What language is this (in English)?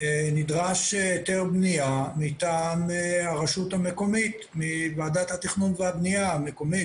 Hebrew